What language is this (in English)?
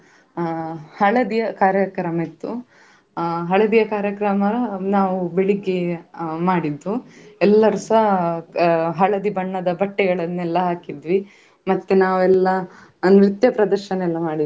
Kannada